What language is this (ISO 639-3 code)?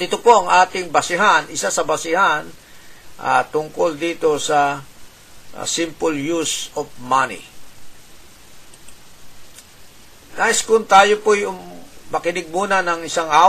fil